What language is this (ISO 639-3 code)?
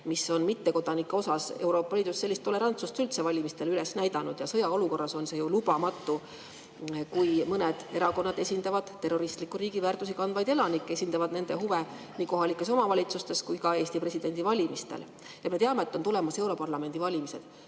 est